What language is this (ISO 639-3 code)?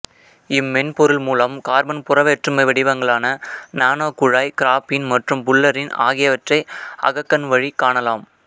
tam